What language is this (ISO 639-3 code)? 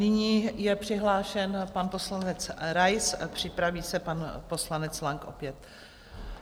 ces